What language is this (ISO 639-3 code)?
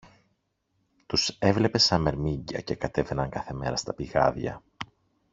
ell